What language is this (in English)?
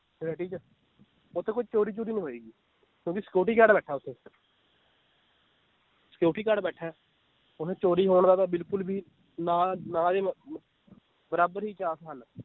Punjabi